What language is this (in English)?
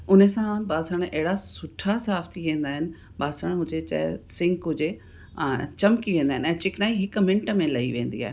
Sindhi